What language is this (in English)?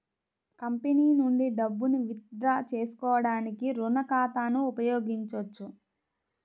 Telugu